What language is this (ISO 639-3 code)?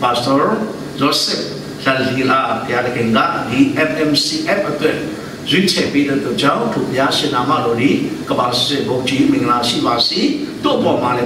ron